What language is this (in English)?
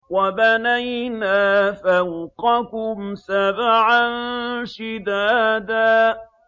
Arabic